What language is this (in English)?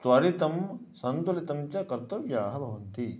Sanskrit